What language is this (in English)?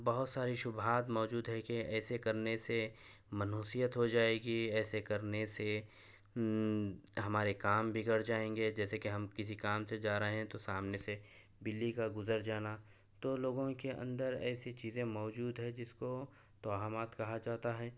Urdu